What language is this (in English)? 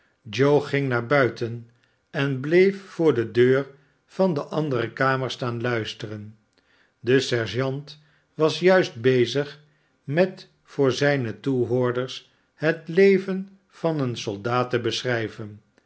Dutch